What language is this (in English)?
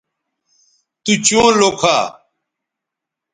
Bateri